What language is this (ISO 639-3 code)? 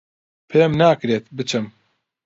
ckb